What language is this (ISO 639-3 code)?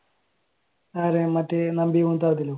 mal